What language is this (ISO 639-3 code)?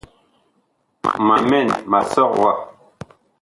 bkh